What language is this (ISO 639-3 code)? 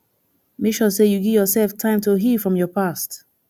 pcm